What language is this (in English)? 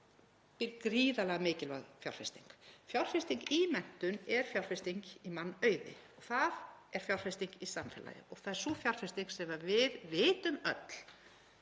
Icelandic